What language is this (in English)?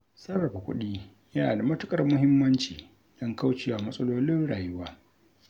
Hausa